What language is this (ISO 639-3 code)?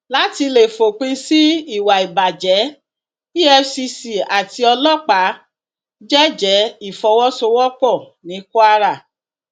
yor